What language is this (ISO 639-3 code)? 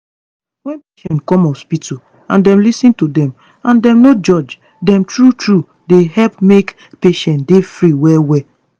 pcm